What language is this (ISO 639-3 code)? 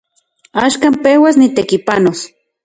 ncx